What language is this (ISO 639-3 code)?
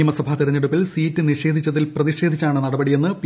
mal